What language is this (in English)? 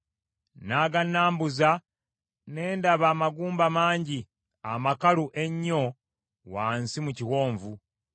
Ganda